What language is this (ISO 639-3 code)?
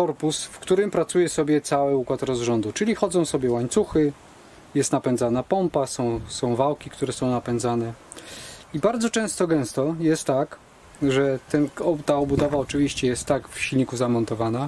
pol